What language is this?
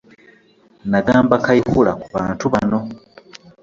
Ganda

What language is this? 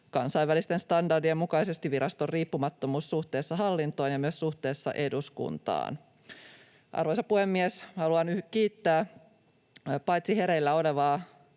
Finnish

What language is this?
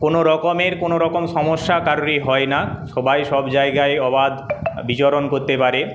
Bangla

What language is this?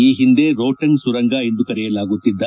Kannada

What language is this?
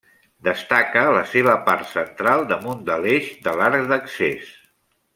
Catalan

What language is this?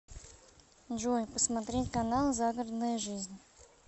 Russian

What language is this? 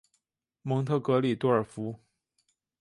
Chinese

